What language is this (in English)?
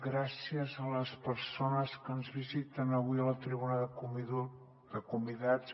Catalan